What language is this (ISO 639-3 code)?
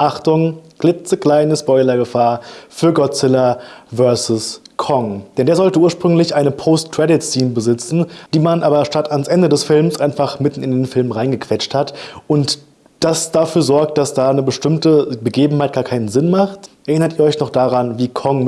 deu